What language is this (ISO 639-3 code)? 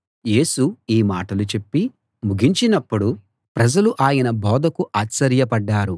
tel